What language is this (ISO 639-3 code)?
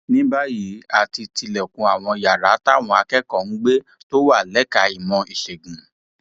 yor